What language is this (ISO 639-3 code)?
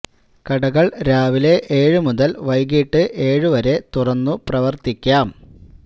mal